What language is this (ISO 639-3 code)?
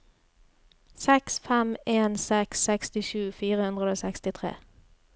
nor